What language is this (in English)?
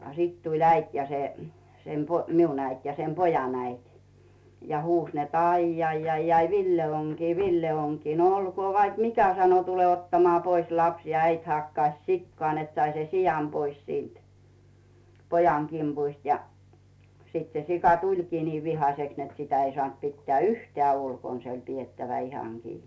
Finnish